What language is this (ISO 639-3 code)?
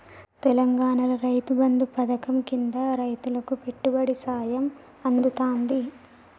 tel